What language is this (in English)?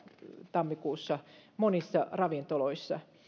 Finnish